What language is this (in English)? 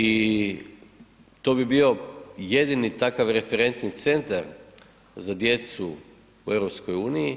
Croatian